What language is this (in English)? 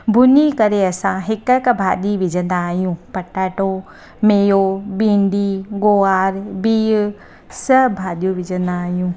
Sindhi